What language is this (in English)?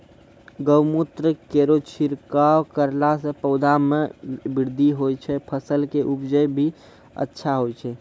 Maithili